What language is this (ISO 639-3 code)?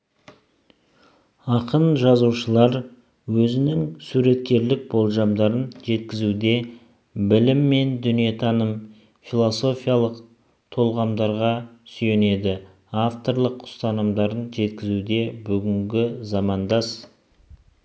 kaz